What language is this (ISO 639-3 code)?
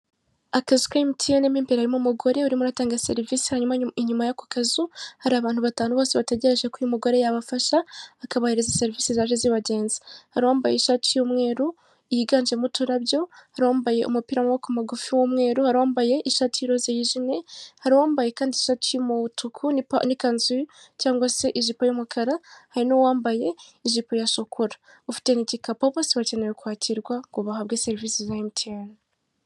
kin